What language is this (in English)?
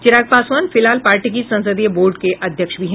Hindi